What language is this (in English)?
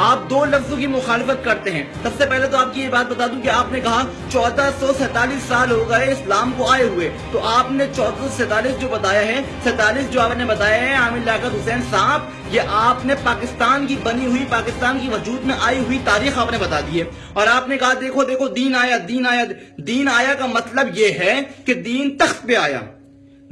Urdu